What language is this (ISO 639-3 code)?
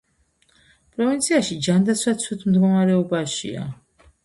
kat